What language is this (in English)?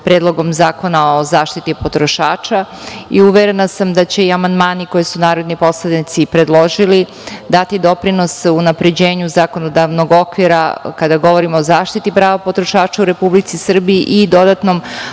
Serbian